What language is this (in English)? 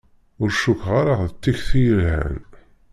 Kabyle